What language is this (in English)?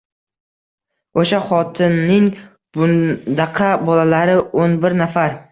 Uzbek